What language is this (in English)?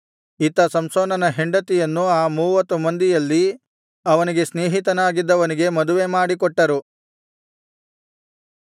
Kannada